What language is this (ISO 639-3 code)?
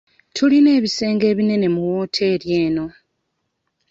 lug